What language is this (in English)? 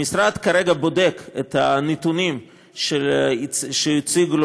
Hebrew